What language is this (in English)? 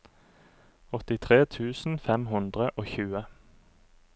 Norwegian